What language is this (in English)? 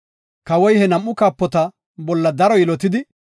Gofa